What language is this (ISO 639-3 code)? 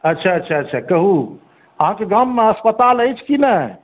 mai